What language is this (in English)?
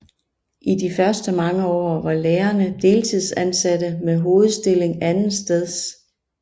Danish